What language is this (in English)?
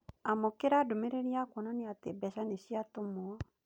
Kikuyu